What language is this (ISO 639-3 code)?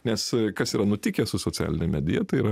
lit